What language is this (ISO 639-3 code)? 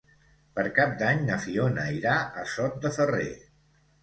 cat